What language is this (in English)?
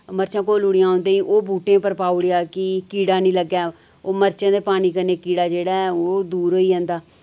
Dogri